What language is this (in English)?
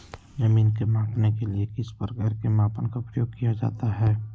Magahi